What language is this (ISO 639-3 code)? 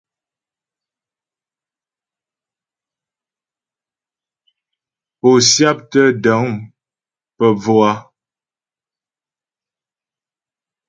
bbj